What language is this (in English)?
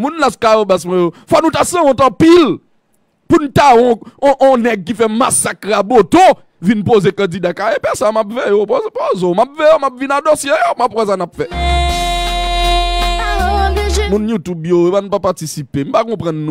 French